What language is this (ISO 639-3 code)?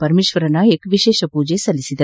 kan